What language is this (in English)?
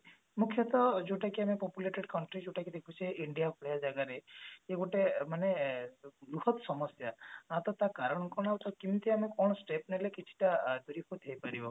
Odia